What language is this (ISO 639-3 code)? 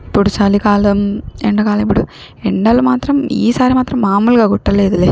tel